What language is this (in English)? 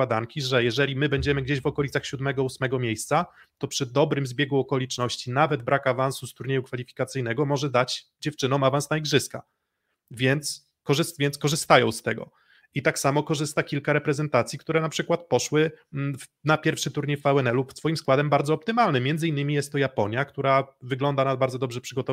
Polish